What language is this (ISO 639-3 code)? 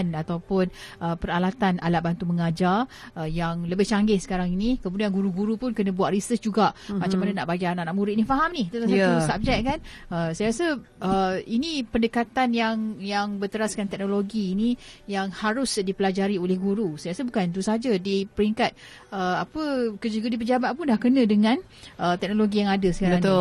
msa